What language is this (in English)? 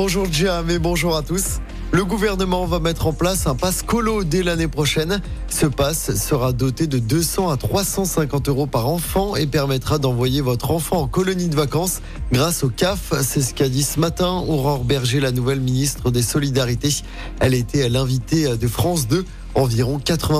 French